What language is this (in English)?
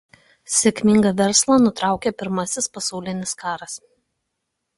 Lithuanian